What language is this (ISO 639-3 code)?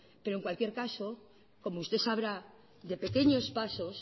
spa